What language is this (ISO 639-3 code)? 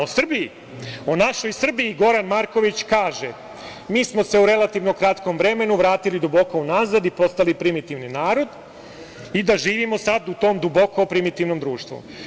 srp